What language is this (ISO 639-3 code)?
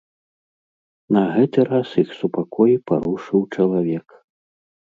bel